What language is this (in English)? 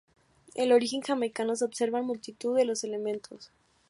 Spanish